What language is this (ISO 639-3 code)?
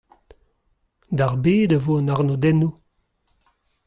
bre